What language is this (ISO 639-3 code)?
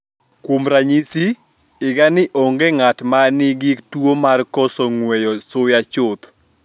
luo